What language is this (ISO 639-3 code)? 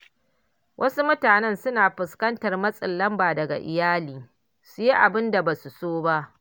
hau